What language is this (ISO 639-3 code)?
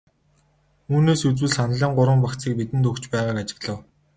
mon